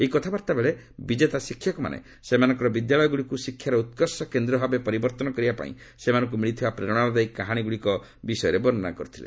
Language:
Odia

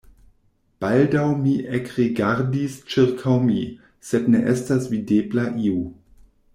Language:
Esperanto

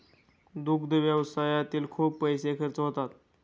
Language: Marathi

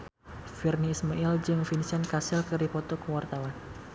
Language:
Sundanese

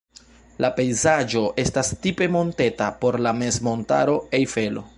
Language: Esperanto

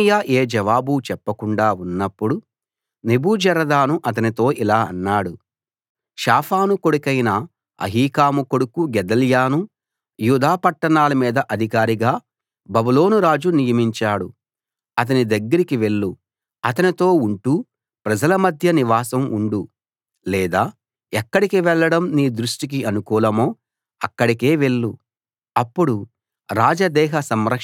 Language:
Telugu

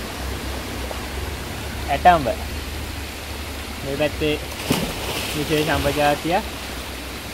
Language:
Indonesian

